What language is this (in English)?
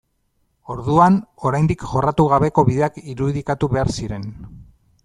Basque